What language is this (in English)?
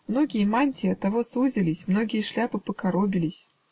Russian